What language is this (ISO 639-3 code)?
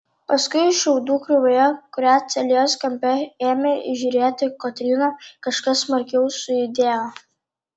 lit